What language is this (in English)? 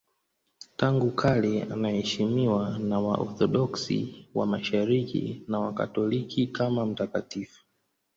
Swahili